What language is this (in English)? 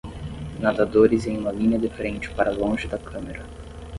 Portuguese